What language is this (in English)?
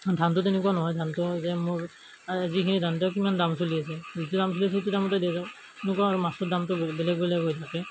Assamese